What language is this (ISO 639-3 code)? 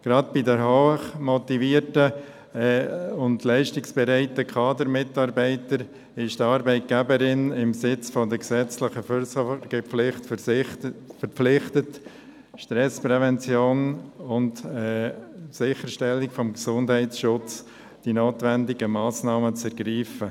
gsw